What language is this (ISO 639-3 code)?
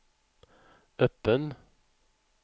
swe